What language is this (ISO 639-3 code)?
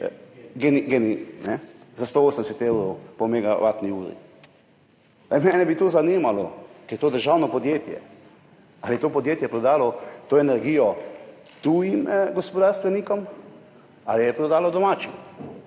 slv